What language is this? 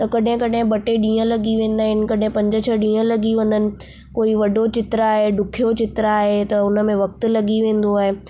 Sindhi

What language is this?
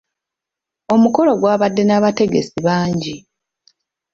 Ganda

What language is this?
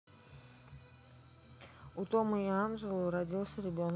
Russian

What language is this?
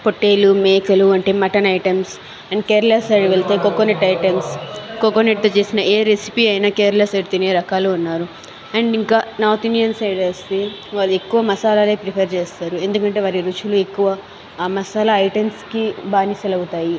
Telugu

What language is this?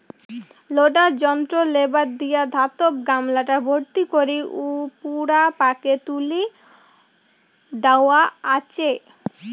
Bangla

